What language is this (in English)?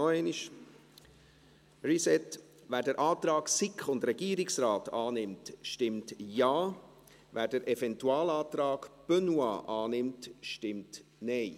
Swiss German